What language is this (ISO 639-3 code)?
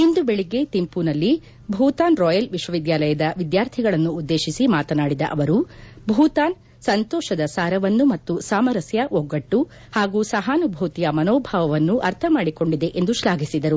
kan